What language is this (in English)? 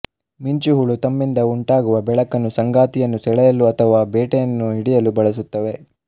Kannada